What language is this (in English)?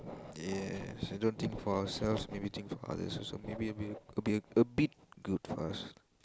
English